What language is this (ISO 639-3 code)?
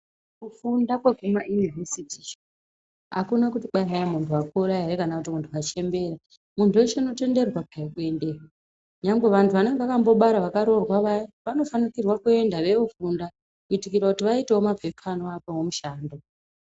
ndc